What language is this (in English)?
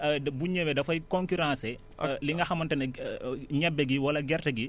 Wolof